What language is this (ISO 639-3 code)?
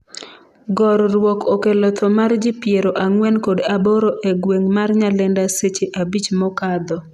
luo